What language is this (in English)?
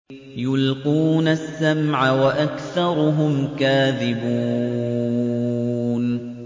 Arabic